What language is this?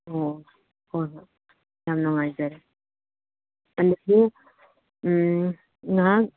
Manipuri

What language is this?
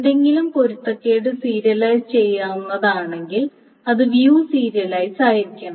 Malayalam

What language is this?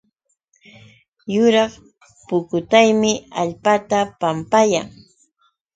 Yauyos Quechua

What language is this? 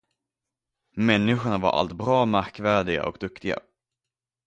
Swedish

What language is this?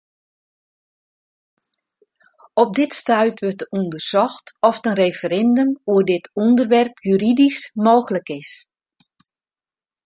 Western Frisian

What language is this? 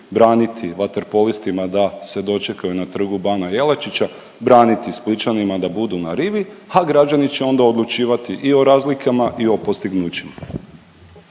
Croatian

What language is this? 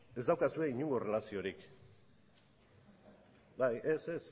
Basque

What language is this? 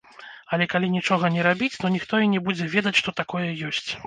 Belarusian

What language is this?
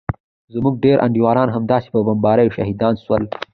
Pashto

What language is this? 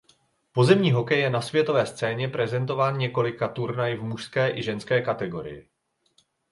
Czech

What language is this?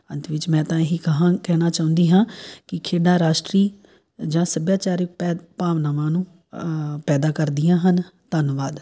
Punjabi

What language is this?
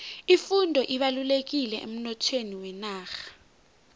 South Ndebele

